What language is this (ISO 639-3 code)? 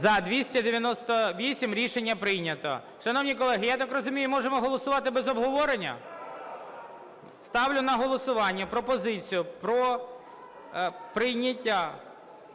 ukr